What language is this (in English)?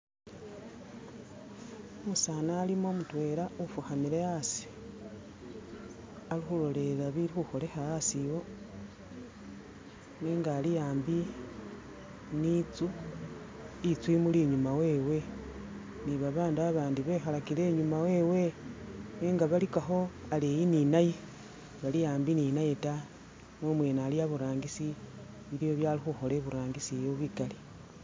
Masaaba